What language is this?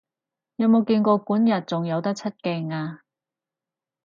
Cantonese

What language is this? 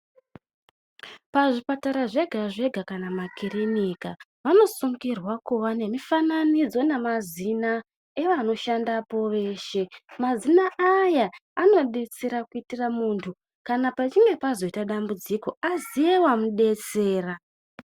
Ndau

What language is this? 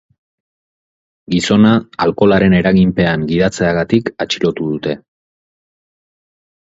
Basque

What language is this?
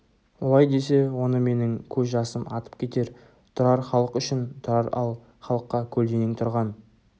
Kazakh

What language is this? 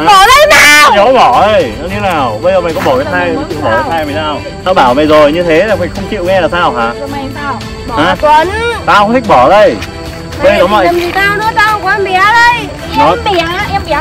Vietnamese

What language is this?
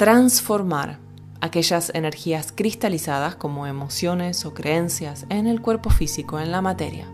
Spanish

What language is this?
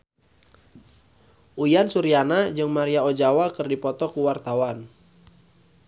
Sundanese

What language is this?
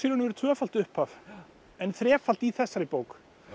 Icelandic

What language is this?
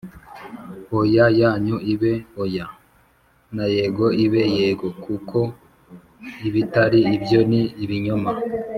Kinyarwanda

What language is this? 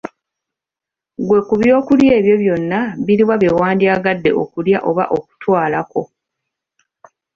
Ganda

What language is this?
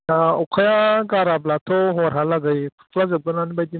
Bodo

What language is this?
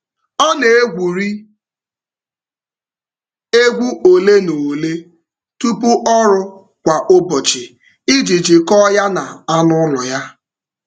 Igbo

